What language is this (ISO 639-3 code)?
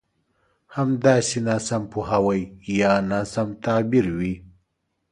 pus